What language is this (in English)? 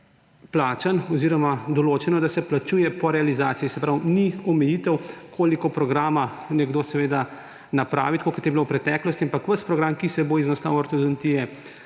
Slovenian